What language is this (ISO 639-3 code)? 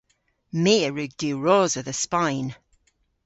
cor